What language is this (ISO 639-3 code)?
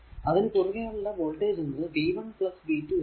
mal